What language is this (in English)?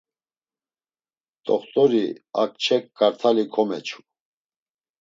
Laz